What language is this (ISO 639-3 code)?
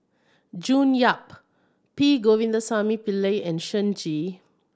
eng